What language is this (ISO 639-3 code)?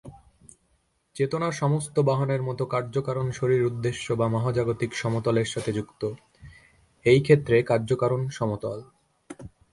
ben